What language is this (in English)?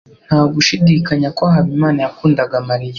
Kinyarwanda